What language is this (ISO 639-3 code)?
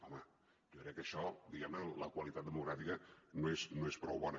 cat